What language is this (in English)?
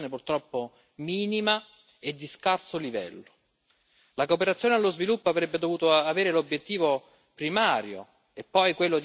Italian